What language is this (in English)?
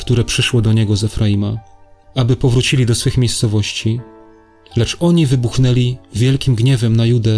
Polish